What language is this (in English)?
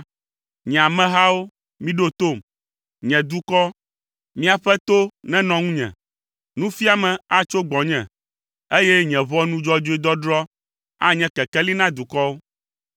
Ewe